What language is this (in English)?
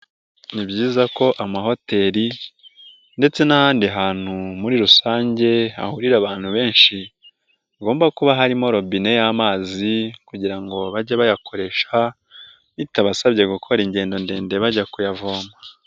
Kinyarwanda